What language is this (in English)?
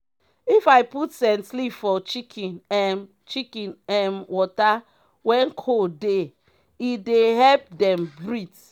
Nigerian Pidgin